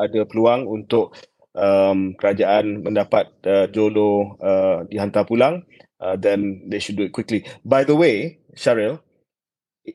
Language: Malay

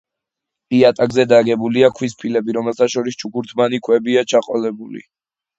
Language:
Georgian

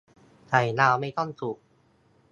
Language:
Thai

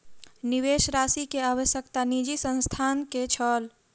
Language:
Maithili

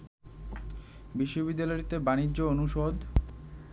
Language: Bangla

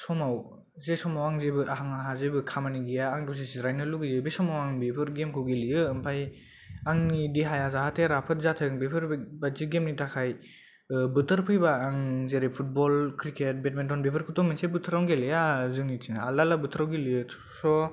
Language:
Bodo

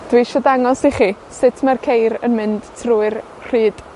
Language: Welsh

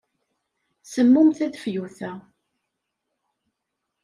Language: Kabyle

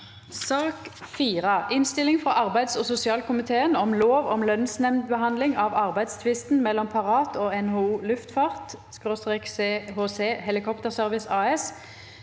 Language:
Norwegian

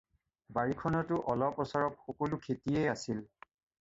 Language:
Assamese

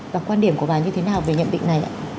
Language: Vietnamese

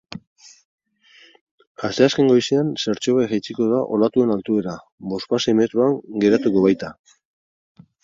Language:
Basque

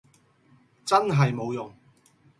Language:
Cantonese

